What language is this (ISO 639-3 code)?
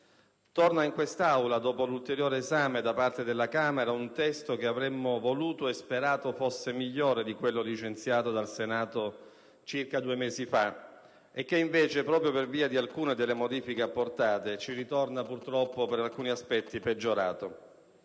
ita